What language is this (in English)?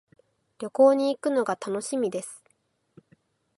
Japanese